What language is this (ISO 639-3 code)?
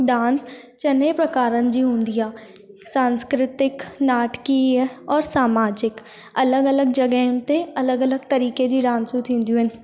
snd